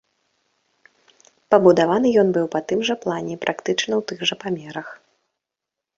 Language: Belarusian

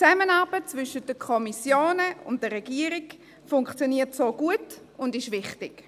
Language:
Swiss German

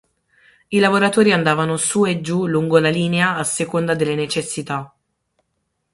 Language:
Italian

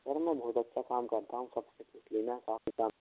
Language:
Hindi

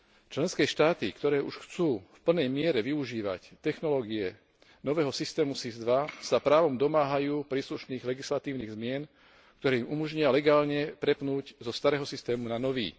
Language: Slovak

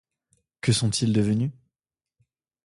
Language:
French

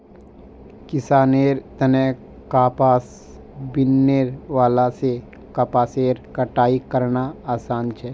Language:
Magahi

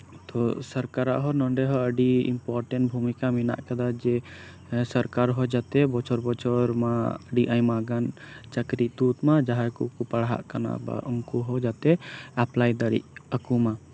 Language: Santali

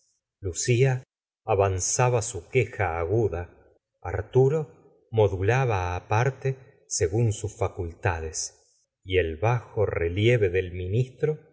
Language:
Spanish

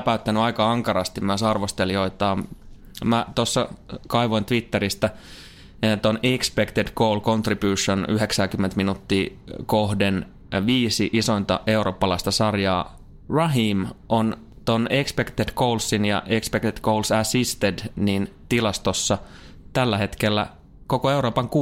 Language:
Finnish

